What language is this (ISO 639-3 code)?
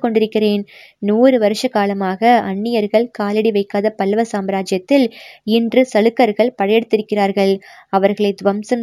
tam